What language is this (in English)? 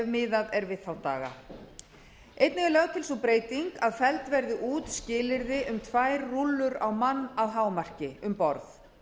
Icelandic